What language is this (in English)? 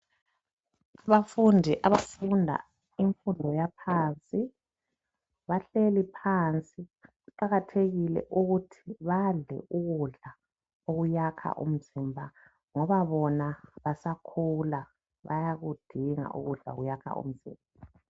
North Ndebele